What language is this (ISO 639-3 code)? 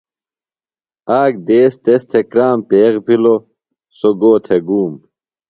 phl